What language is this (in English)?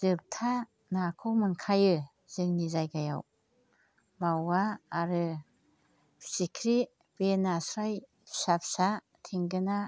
Bodo